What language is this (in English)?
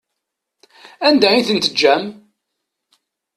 Kabyle